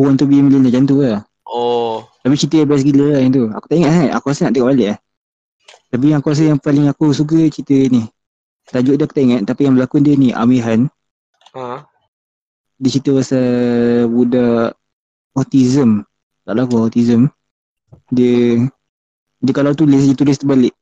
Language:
Malay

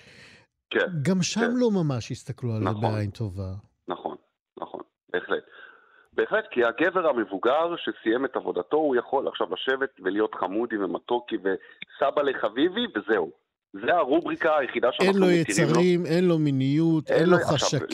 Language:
Hebrew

